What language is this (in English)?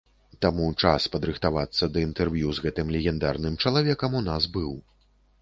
Belarusian